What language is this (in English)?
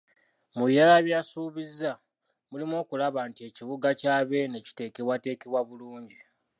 Ganda